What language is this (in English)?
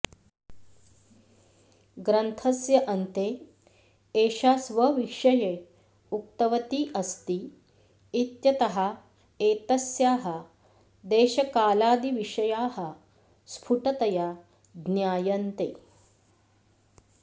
Sanskrit